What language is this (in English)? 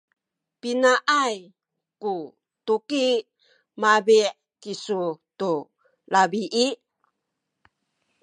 Sakizaya